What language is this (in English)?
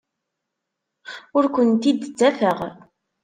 Kabyle